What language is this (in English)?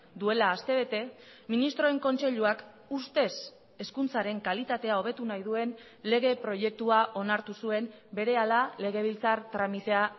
Basque